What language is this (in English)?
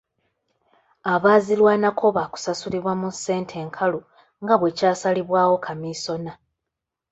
Ganda